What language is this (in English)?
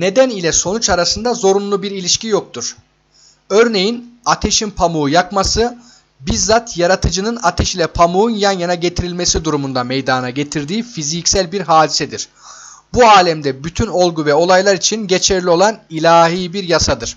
Turkish